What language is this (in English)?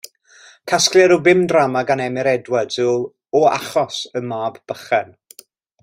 Welsh